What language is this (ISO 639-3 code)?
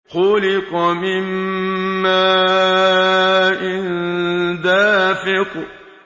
ara